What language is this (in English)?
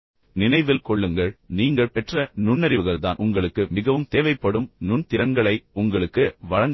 Tamil